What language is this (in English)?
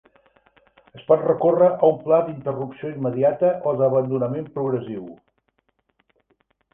Catalan